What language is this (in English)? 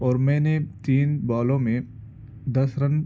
Urdu